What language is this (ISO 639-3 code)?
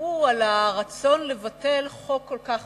heb